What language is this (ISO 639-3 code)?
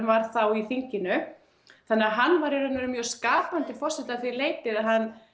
isl